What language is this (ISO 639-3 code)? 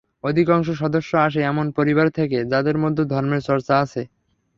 ben